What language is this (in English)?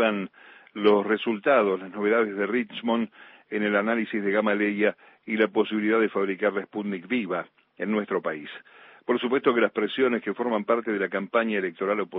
Spanish